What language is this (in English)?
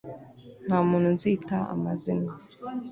Kinyarwanda